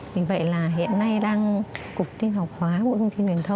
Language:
Vietnamese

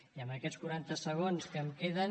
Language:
Catalan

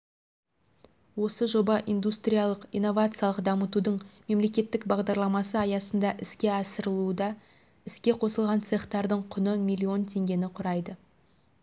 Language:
Kazakh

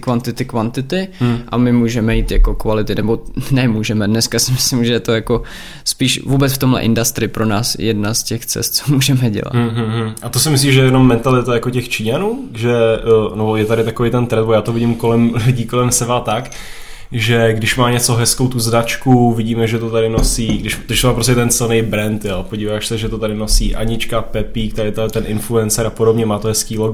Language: Czech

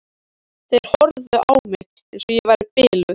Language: Icelandic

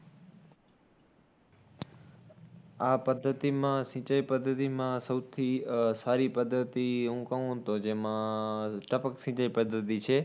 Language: Gujarati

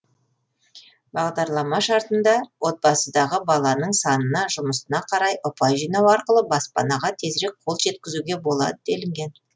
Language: Kazakh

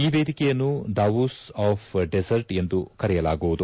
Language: Kannada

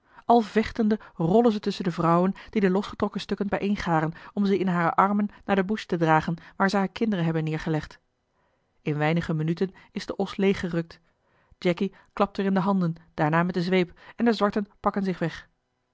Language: Dutch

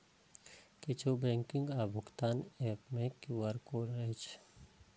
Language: Maithili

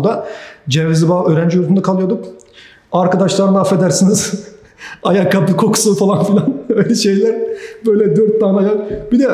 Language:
Turkish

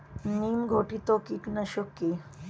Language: Bangla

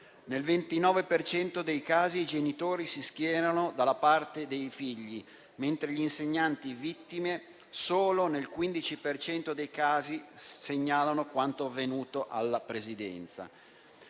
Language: Italian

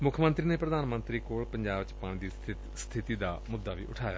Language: Punjabi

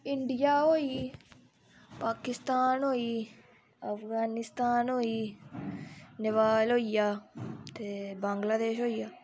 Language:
Dogri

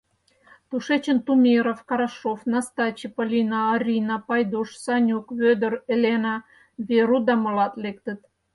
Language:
Mari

